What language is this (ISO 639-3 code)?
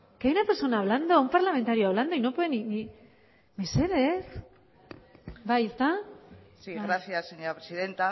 spa